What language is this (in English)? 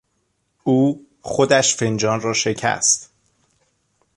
Persian